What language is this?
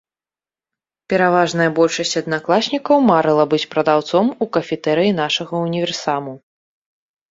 Belarusian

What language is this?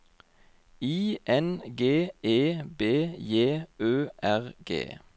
Norwegian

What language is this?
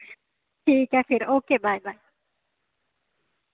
Dogri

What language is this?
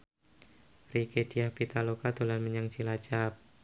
Javanese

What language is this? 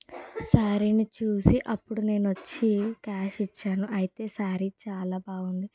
Telugu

